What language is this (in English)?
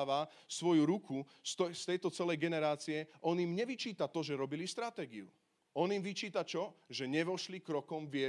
Slovak